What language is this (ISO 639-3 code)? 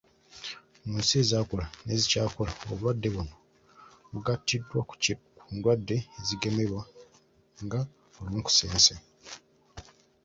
lug